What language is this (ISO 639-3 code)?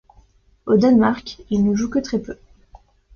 fra